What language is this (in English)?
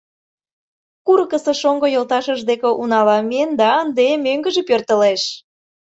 Mari